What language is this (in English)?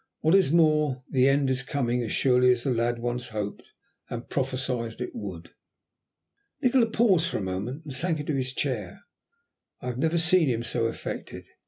English